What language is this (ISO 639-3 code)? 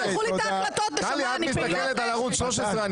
heb